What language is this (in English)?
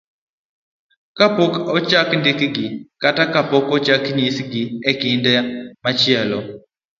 Luo (Kenya and Tanzania)